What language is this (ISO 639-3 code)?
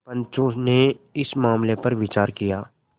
hin